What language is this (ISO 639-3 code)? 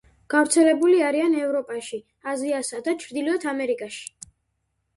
kat